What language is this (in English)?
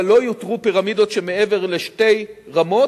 Hebrew